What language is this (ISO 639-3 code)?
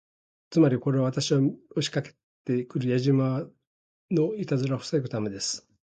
jpn